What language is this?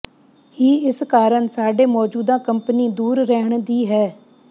Punjabi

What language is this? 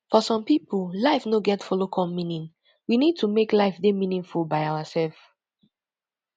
Nigerian Pidgin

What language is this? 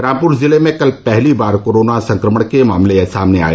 Hindi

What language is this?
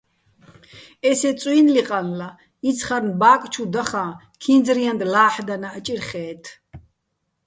Bats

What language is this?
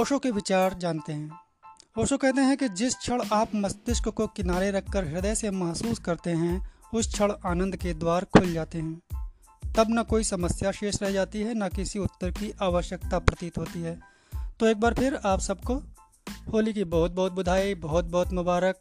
Hindi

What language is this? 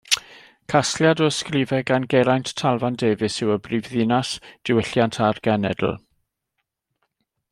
Welsh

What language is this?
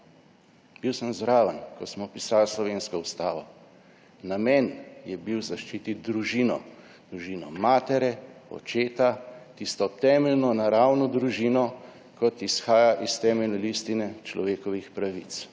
Slovenian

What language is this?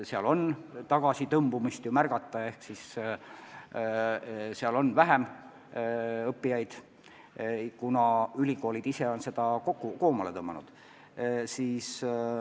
Estonian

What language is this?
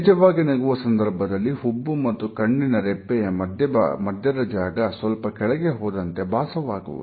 Kannada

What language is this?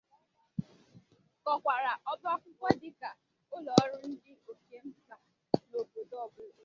Igbo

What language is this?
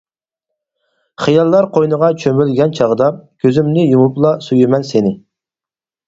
Uyghur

